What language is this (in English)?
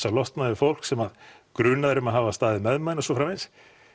Icelandic